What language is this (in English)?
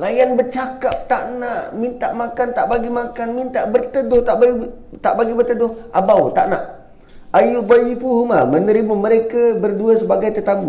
Malay